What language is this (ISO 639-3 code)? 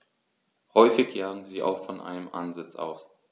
deu